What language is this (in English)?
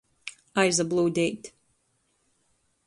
Latgalian